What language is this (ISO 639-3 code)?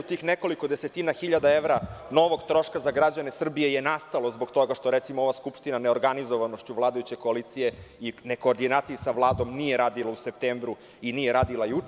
srp